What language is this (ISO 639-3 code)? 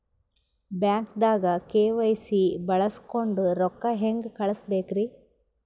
kan